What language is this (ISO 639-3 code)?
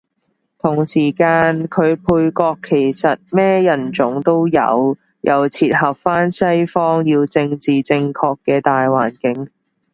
yue